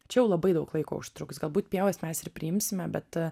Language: Lithuanian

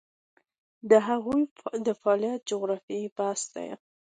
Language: Pashto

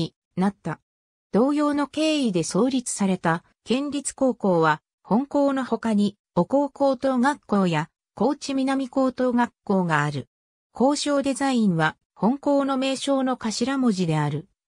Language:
Japanese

